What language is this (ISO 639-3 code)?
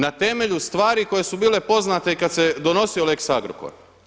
hrv